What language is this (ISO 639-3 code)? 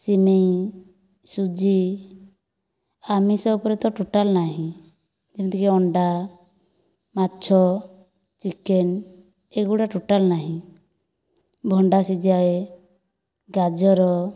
ori